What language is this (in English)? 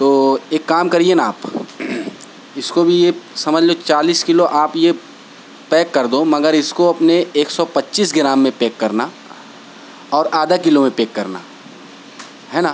Urdu